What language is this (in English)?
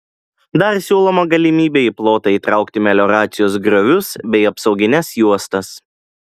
Lithuanian